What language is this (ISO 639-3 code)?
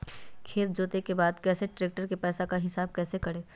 mag